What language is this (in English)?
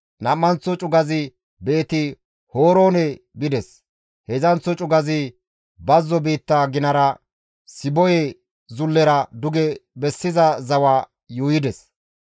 Gamo